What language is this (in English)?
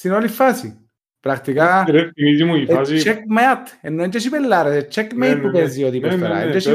Greek